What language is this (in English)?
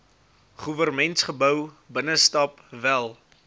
Afrikaans